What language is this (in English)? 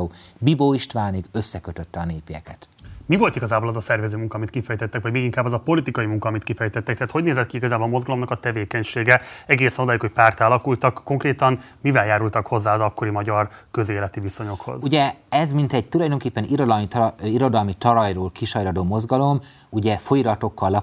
Hungarian